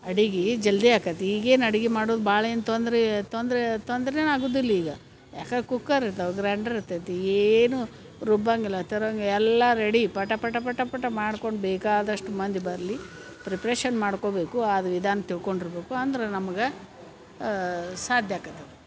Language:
Kannada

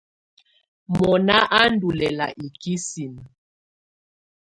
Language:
Tunen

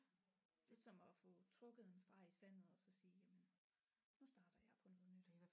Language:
Danish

